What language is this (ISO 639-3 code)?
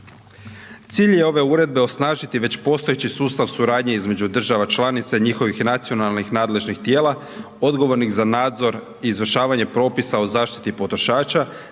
hrv